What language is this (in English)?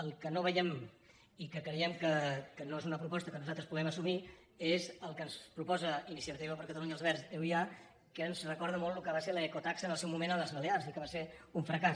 Catalan